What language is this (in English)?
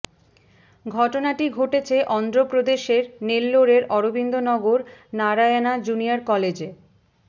Bangla